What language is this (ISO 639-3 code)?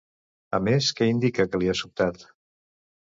cat